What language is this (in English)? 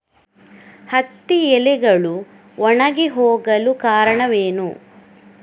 Kannada